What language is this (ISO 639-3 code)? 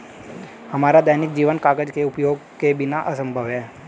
hin